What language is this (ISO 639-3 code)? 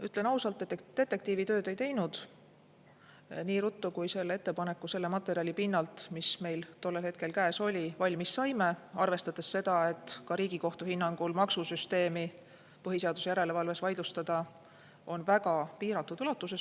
est